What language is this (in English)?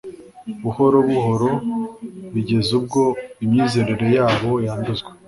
Kinyarwanda